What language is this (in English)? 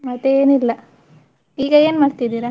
Kannada